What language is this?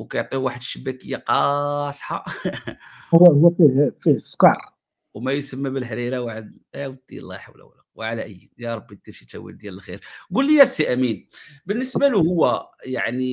Arabic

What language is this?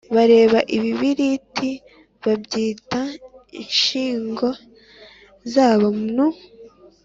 Kinyarwanda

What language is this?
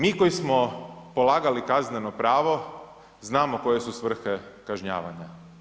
Croatian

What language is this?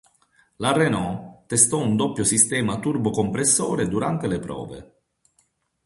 Italian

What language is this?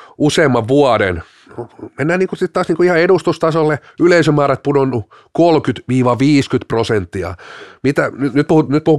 Finnish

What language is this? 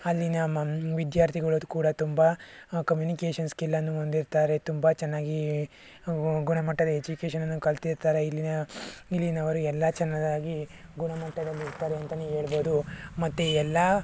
Kannada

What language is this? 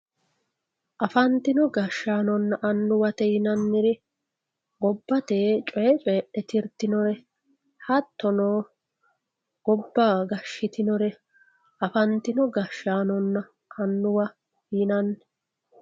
Sidamo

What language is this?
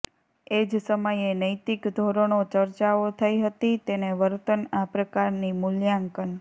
Gujarati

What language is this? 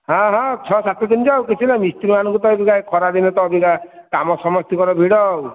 Odia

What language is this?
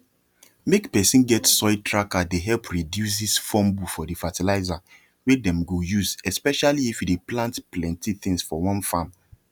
Nigerian Pidgin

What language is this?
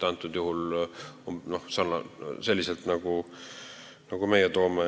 Estonian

